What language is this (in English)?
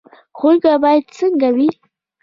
Pashto